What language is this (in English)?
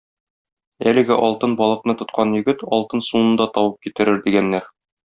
Tatar